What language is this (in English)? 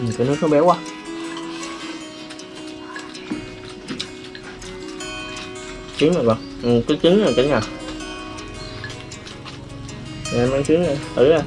Vietnamese